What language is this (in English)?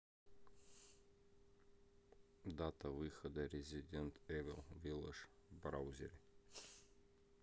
Russian